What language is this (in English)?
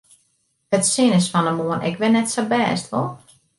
Western Frisian